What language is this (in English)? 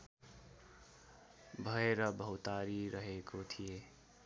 Nepali